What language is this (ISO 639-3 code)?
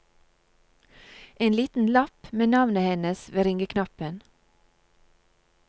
nor